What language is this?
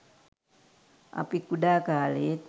Sinhala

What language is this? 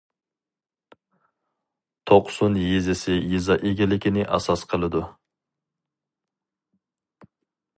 Uyghur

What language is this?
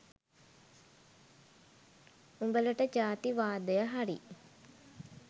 Sinhala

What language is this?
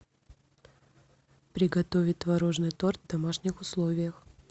Russian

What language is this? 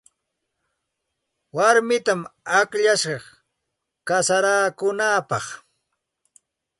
Santa Ana de Tusi Pasco Quechua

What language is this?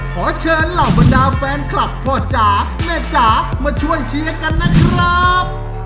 Thai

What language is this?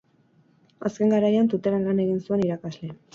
Basque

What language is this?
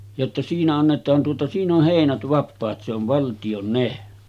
Finnish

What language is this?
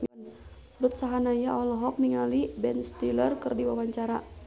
Sundanese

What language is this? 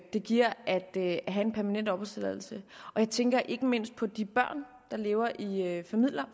Danish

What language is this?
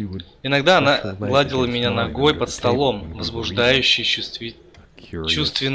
Russian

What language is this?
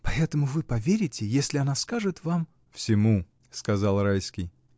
Russian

